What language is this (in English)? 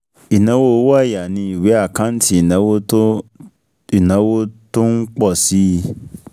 Yoruba